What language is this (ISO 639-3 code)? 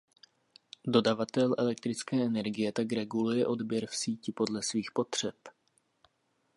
ces